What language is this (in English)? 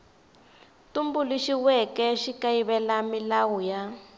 Tsonga